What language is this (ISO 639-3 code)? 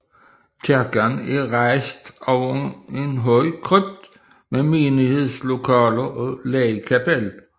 dan